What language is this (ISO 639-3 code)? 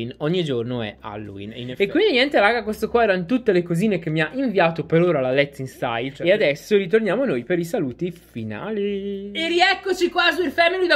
ita